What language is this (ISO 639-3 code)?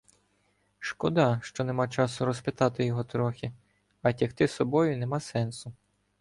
ukr